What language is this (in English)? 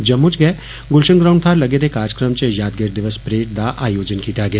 Dogri